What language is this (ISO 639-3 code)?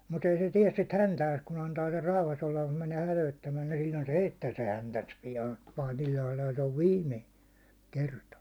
fin